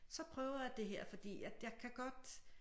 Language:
Danish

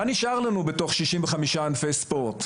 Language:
Hebrew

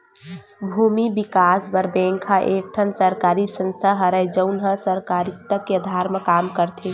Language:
Chhattisgarhi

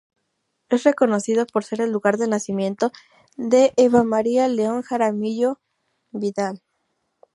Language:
Spanish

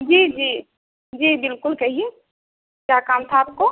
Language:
Urdu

